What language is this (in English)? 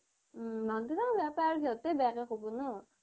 Assamese